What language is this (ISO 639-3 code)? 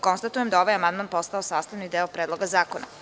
srp